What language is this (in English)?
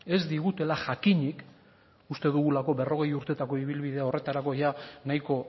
Basque